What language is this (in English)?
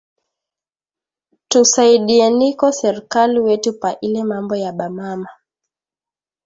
Swahili